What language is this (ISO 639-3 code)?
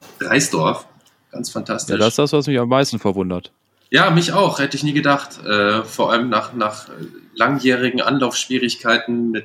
deu